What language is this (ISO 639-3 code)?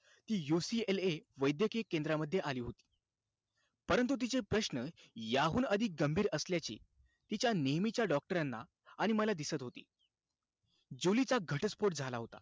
mar